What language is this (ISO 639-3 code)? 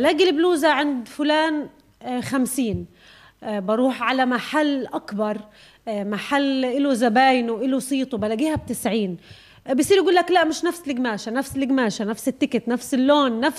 ara